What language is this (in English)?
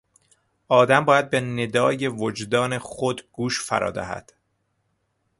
Persian